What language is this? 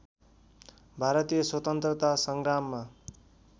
Nepali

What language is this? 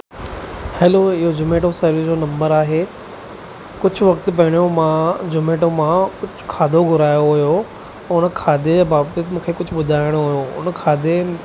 Sindhi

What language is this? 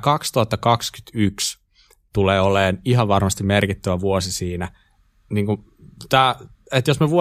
Finnish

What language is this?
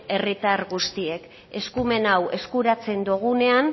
Basque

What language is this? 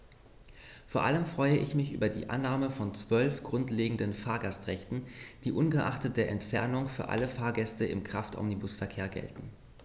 German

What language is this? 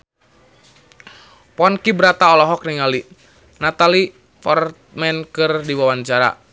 Sundanese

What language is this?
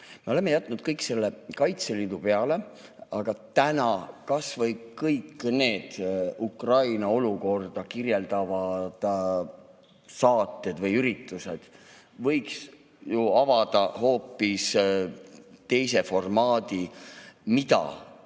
Estonian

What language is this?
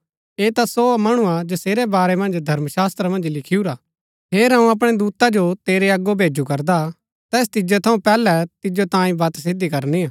Gaddi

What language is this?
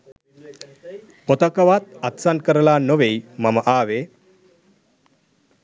Sinhala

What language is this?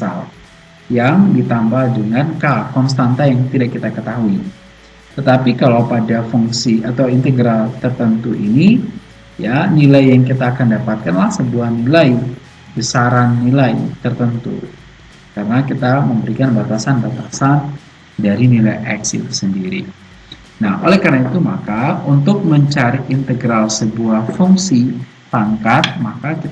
Indonesian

